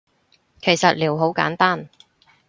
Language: Cantonese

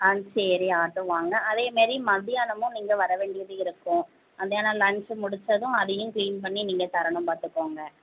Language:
Tamil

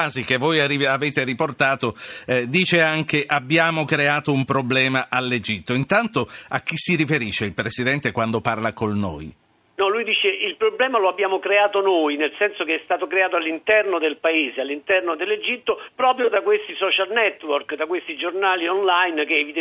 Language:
Italian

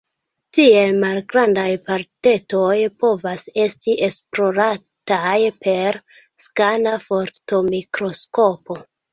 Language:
Esperanto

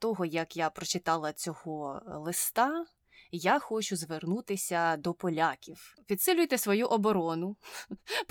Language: Ukrainian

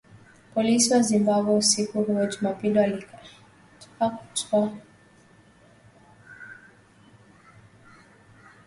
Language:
Swahili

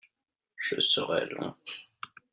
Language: French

